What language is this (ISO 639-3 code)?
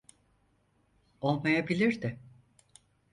tur